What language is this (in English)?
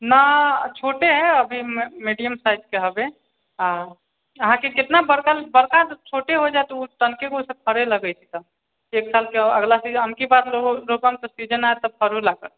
Maithili